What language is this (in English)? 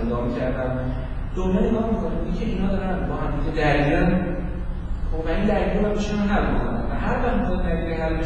Persian